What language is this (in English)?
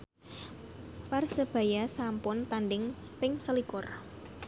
Javanese